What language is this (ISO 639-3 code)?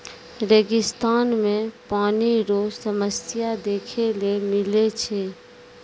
mai